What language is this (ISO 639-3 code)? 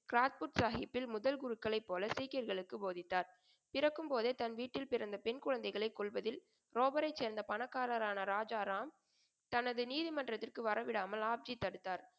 tam